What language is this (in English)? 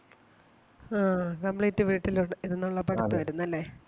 Malayalam